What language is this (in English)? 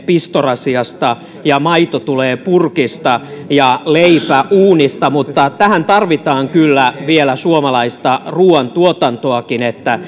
Finnish